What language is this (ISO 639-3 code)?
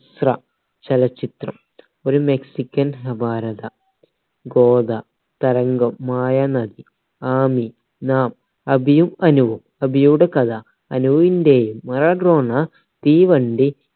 mal